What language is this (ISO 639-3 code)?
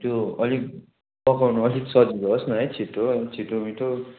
nep